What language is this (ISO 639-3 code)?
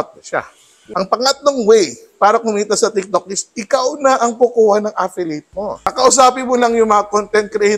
fil